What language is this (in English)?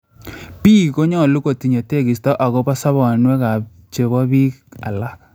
Kalenjin